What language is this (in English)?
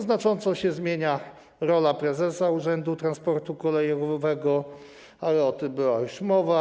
Polish